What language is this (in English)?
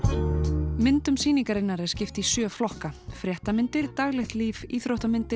Icelandic